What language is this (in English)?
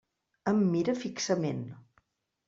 Catalan